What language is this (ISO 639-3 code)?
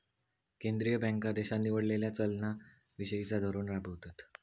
mar